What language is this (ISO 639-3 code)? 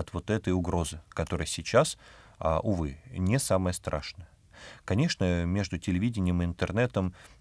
rus